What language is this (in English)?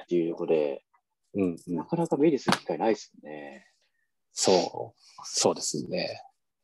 Japanese